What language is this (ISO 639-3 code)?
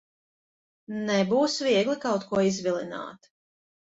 lav